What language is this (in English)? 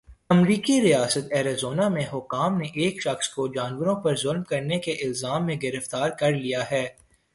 Urdu